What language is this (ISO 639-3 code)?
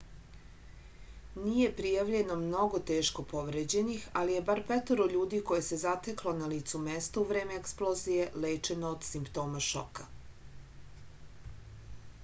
srp